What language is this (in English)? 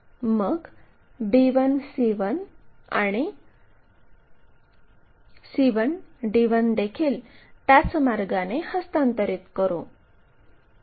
Marathi